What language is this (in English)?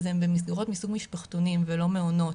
Hebrew